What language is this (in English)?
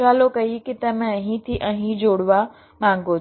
Gujarati